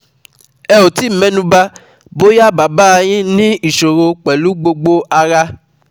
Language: Yoruba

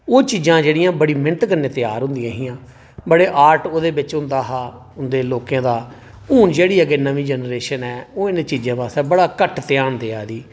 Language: Dogri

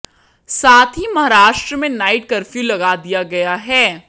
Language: Hindi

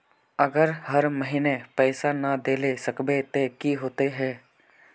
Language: Magahi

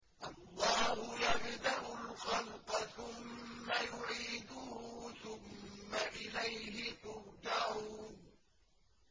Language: Arabic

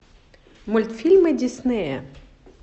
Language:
Russian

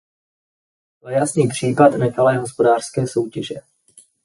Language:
Czech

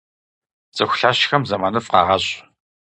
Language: Kabardian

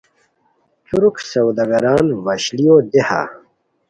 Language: Khowar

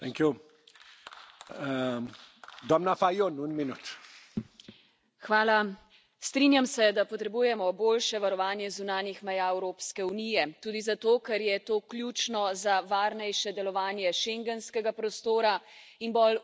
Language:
Slovenian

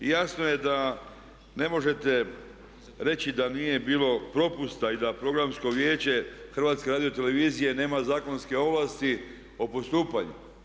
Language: Croatian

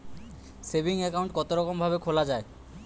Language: Bangla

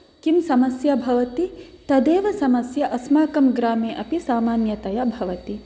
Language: Sanskrit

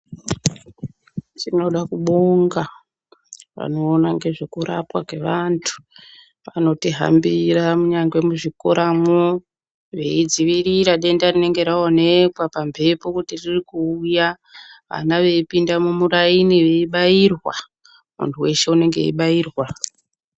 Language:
Ndau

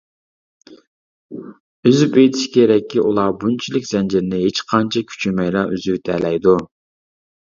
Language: Uyghur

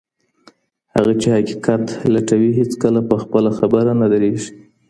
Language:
Pashto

